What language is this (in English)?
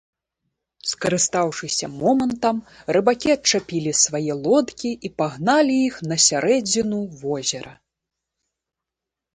Belarusian